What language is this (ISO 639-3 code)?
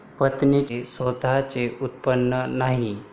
mar